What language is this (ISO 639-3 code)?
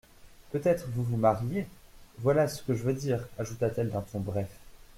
fra